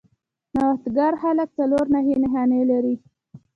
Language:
Pashto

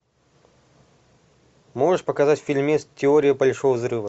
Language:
Russian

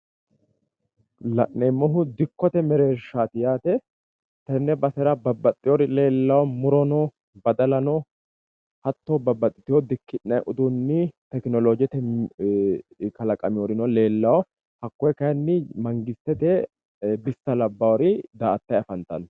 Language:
Sidamo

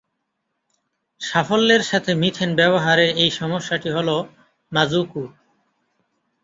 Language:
Bangla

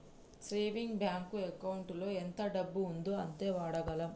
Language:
Telugu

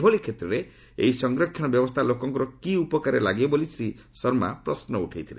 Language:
Odia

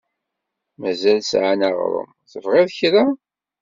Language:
Kabyle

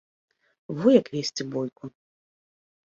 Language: Belarusian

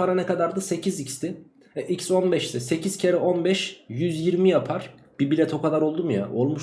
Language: Turkish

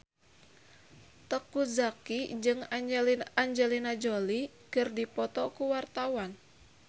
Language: Sundanese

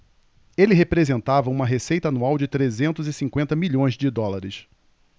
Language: Portuguese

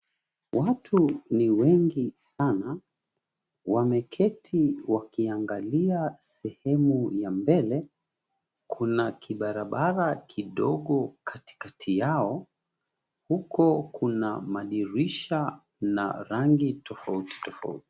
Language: Swahili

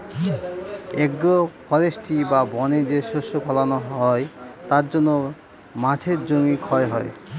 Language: Bangla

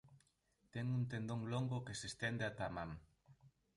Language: Galician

